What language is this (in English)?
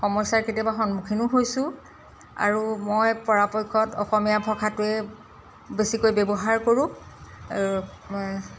Assamese